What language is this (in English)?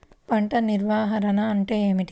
Telugu